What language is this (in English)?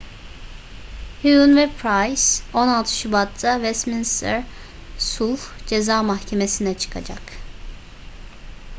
Turkish